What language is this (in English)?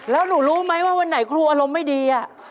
Thai